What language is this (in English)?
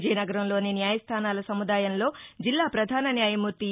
Telugu